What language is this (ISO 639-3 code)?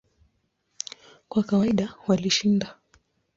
swa